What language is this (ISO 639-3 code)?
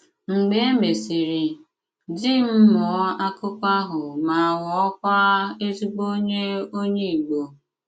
ibo